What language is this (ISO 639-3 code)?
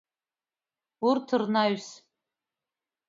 abk